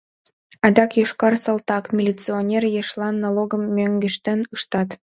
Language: Mari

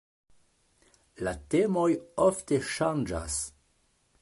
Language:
Esperanto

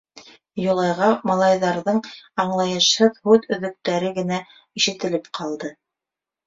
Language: Bashkir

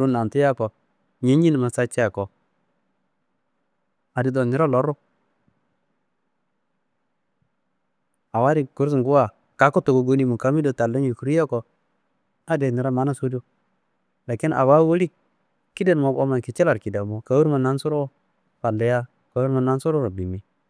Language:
Kanembu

